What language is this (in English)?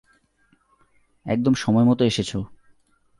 Bangla